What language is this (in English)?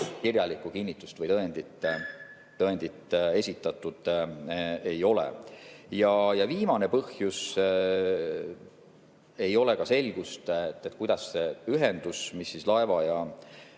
Estonian